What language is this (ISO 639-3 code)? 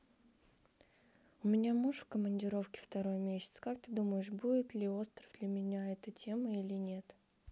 rus